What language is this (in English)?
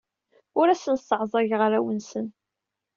Kabyle